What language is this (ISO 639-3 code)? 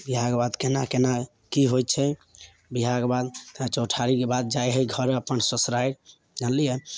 mai